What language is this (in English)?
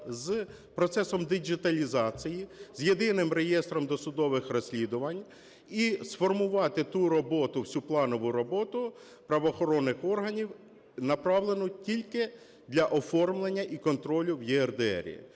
Ukrainian